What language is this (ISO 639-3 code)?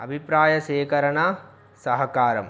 tel